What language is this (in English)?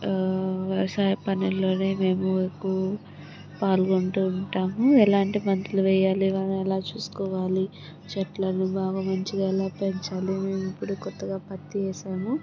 Telugu